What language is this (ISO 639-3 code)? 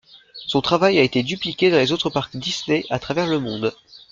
fra